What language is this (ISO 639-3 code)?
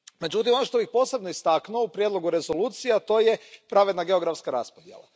hrv